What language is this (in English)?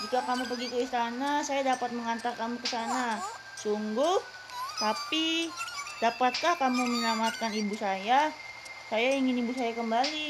Indonesian